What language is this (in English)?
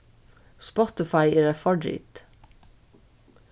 Faroese